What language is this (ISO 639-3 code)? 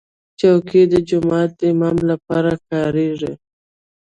pus